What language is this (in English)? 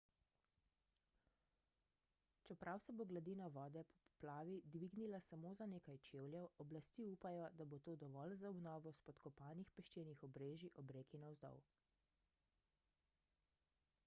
Slovenian